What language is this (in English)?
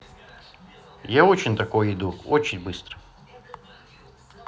Russian